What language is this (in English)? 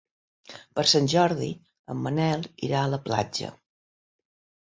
Catalan